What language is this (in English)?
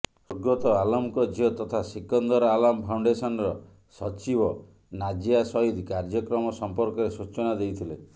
Odia